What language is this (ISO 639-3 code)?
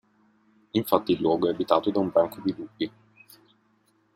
ita